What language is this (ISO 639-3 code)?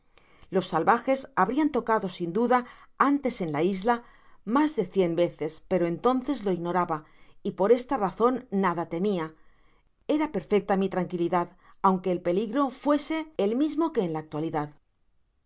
spa